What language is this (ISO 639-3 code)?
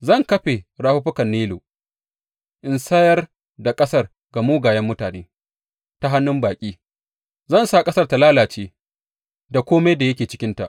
hau